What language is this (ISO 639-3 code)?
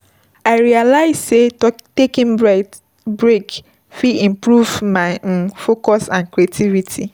pcm